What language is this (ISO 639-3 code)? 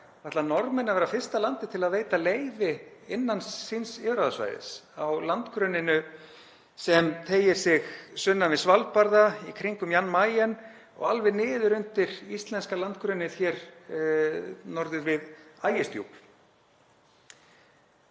isl